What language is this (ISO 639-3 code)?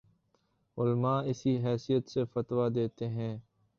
urd